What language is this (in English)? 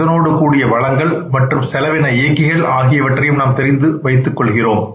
Tamil